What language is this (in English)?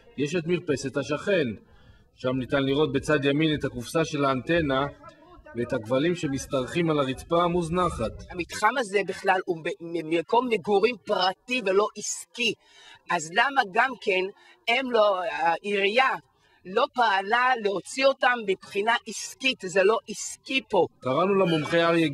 Hebrew